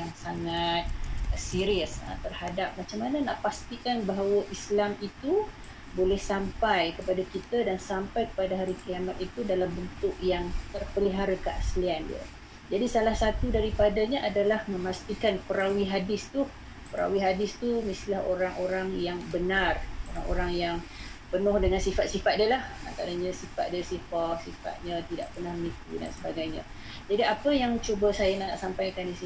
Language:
Malay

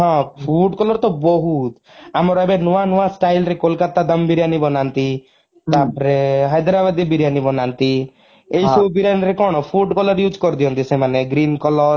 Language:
Odia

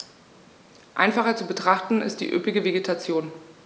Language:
German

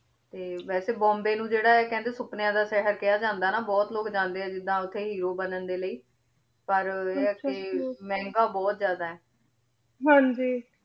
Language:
Punjabi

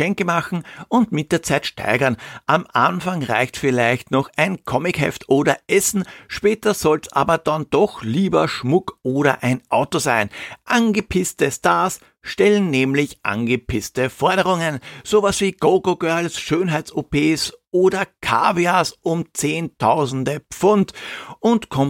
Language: German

